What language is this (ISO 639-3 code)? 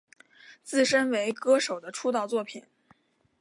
zho